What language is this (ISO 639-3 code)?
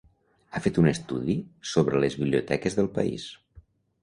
cat